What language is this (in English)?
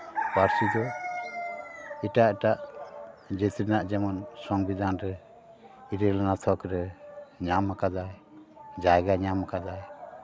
Santali